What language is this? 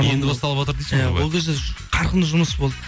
Kazakh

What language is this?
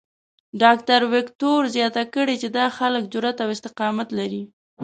Pashto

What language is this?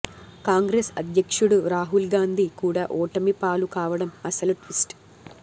Telugu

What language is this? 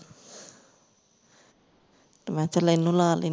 Punjabi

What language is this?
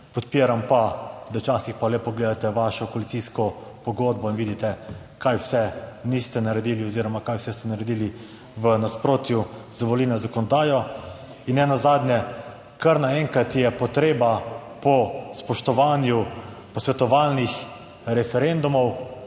Slovenian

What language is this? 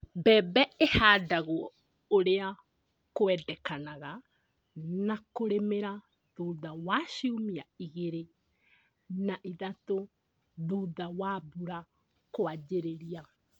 Kikuyu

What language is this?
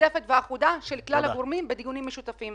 Hebrew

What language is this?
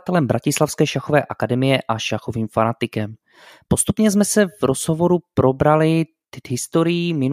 Czech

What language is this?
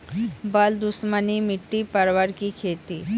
Maithili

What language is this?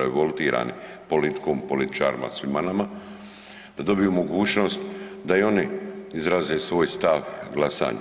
Croatian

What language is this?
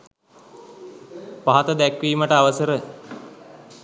Sinhala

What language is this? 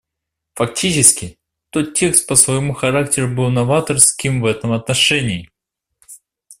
Russian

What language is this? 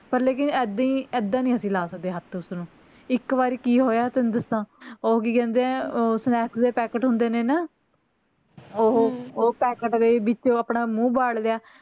Punjabi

